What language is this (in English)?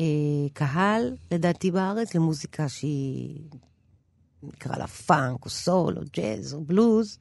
Hebrew